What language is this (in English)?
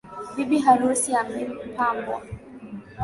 Swahili